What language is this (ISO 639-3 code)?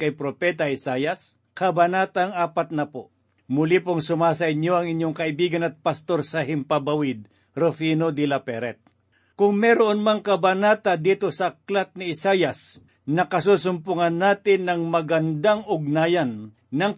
fil